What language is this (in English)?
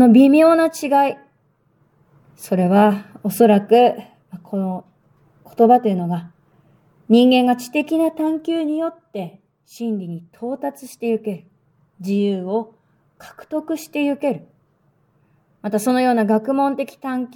Japanese